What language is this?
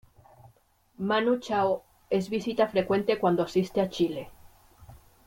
Spanish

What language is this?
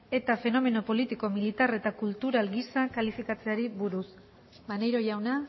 Basque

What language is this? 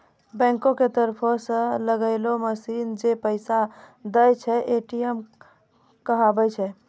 Maithili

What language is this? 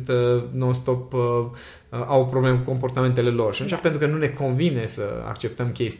Romanian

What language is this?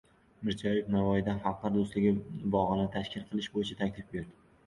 Uzbek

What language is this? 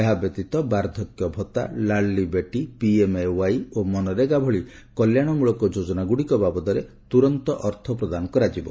Odia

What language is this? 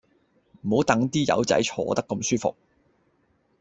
Cantonese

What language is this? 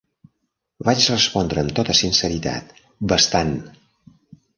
Catalan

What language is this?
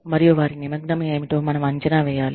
Telugu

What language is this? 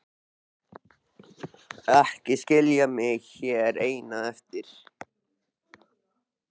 Icelandic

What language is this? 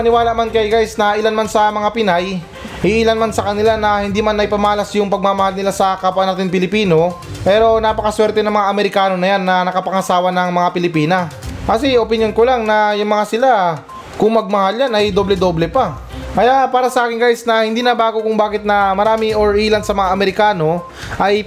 Filipino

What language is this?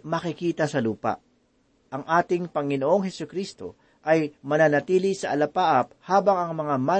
Filipino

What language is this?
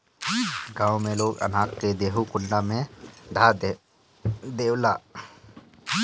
Bhojpuri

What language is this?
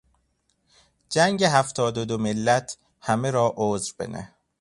Persian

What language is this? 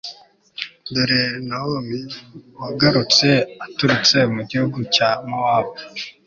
Kinyarwanda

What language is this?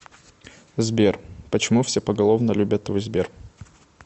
Russian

